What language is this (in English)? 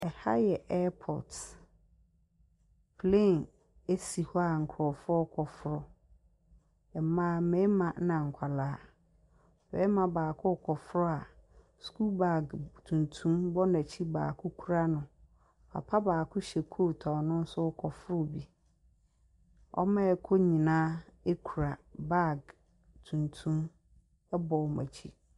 Akan